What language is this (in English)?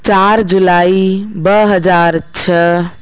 Sindhi